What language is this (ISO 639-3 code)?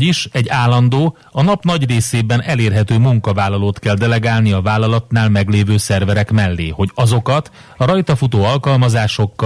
hun